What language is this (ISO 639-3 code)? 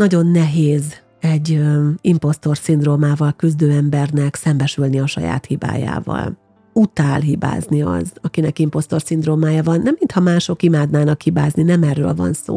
hun